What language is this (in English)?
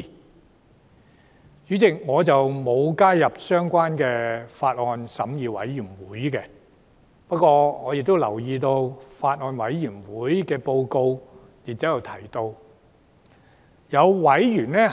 Cantonese